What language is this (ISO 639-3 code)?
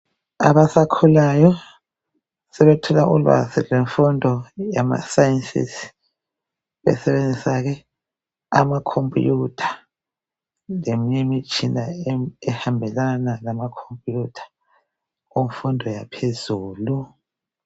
nde